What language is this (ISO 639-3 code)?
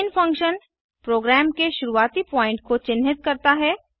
hin